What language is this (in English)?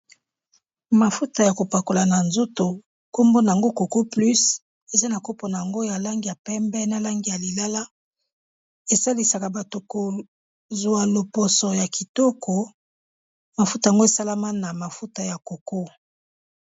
Lingala